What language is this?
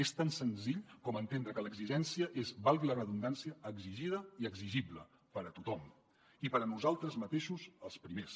Catalan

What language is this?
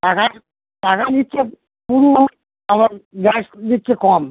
Bangla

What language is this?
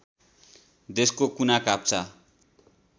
Nepali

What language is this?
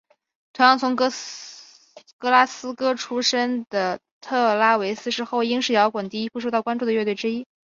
Chinese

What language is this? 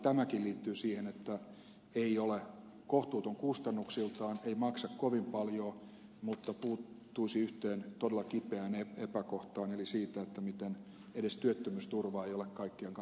Finnish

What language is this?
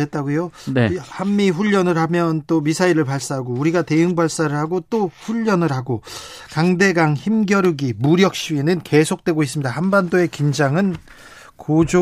Korean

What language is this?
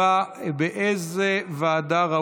Hebrew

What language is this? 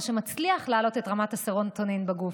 Hebrew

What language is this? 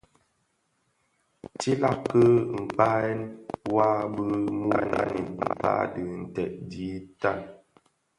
Bafia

